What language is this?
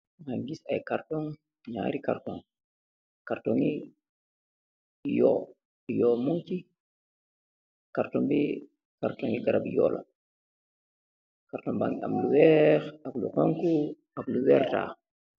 Wolof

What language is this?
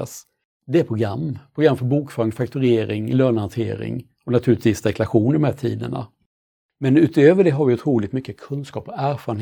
Swedish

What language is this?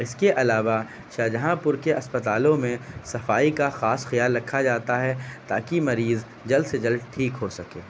Urdu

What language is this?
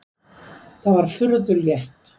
Icelandic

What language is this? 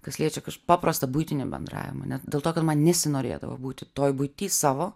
Lithuanian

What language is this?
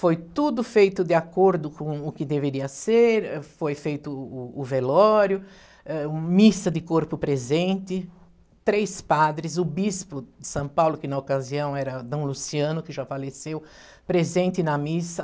Portuguese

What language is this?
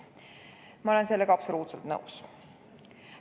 Estonian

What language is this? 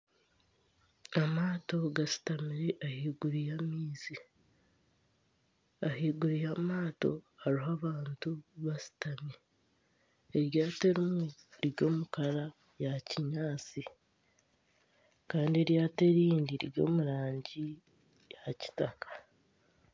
Nyankole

